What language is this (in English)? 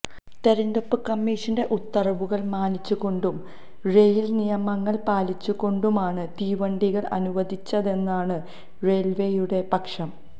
Malayalam